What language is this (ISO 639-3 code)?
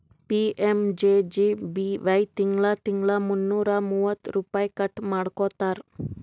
kan